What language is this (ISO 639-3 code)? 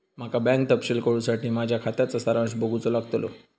mar